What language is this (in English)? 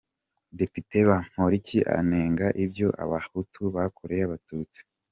Kinyarwanda